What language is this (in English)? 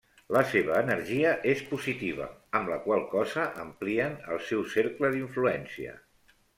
Catalan